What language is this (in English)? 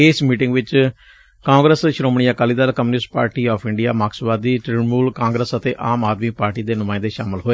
Punjabi